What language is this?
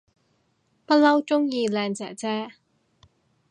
Cantonese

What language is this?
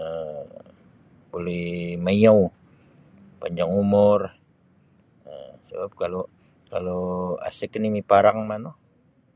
Sabah Bisaya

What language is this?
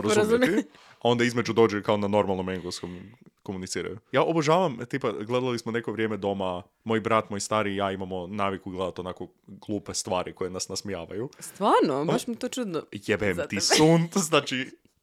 Croatian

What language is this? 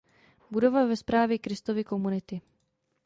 Czech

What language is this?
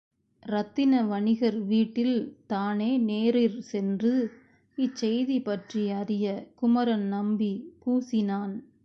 Tamil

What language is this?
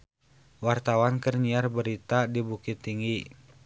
Sundanese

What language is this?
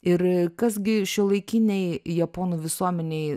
Lithuanian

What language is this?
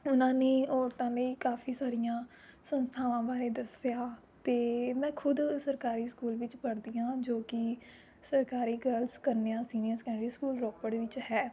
Punjabi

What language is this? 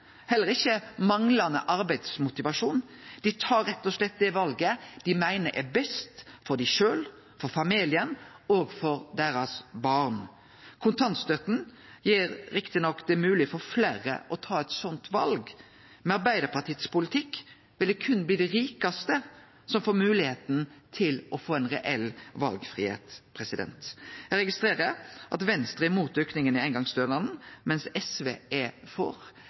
Norwegian Nynorsk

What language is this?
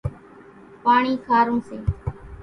Kachi Koli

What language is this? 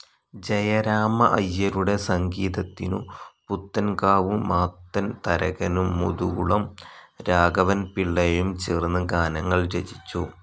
Malayalam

